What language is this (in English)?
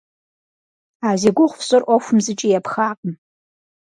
Kabardian